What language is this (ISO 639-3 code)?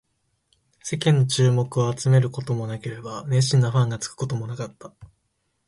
jpn